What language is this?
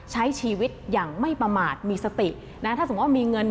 Thai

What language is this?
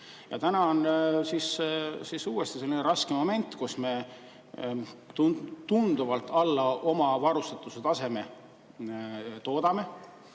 Estonian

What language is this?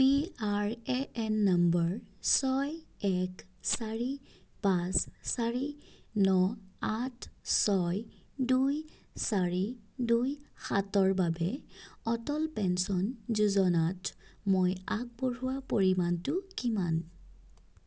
Assamese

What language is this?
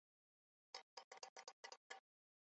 Chinese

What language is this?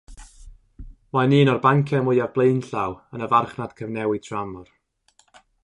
Welsh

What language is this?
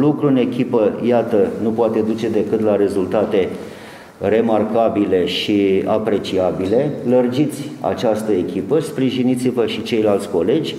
Romanian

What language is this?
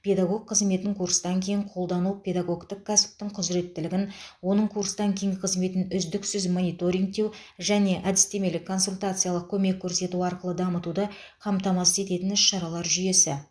Kazakh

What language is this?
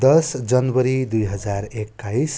Nepali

